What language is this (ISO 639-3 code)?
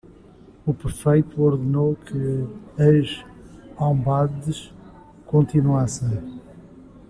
por